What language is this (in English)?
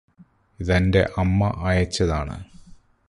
Malayalam